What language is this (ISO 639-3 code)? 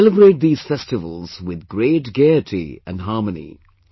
eng